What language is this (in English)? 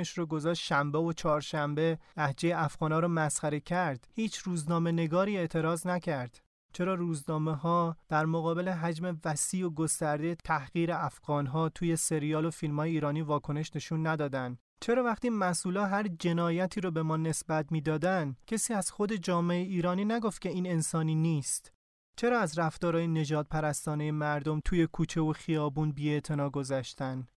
Persian